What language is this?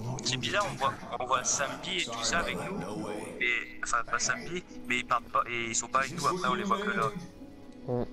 French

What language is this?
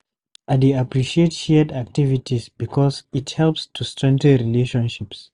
Nigerian Pidgin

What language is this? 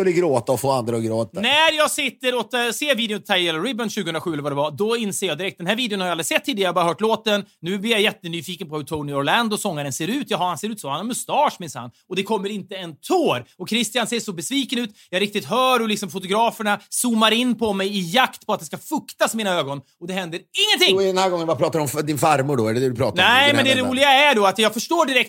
Swedish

